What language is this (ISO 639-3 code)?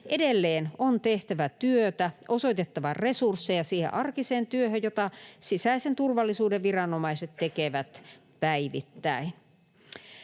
fin